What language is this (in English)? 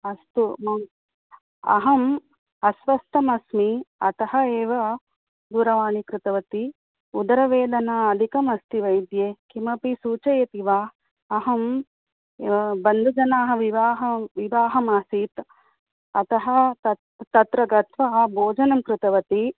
Sanskrit